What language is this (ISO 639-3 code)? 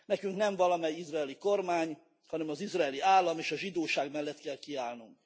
hun